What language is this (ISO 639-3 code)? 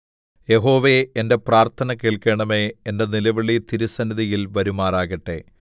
mal